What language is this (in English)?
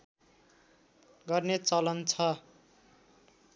Nepali